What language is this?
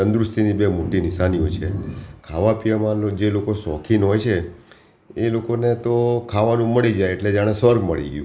Gujarati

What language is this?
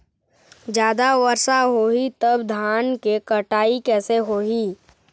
Chhattisgarhi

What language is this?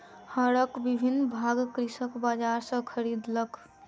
Maithili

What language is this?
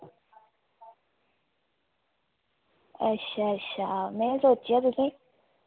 Dogri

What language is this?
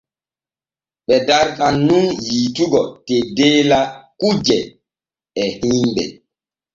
Borgu Fulfulde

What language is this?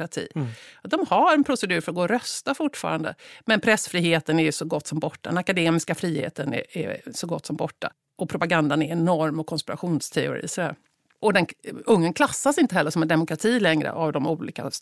Swedish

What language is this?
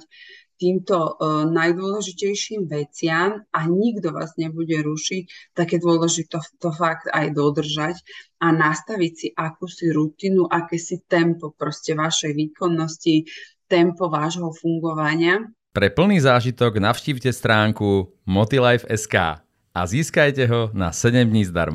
Slovak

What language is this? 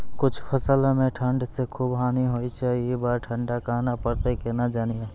Maithili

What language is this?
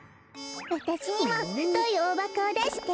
Japanese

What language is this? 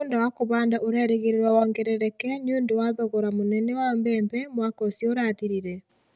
Kikuyu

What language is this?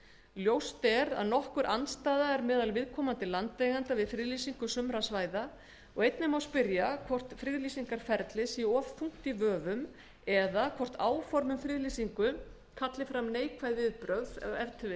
Icelandic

